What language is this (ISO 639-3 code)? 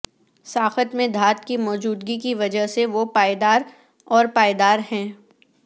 urd